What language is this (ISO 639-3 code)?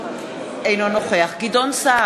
heb